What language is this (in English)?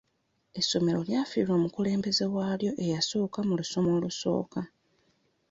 Ganda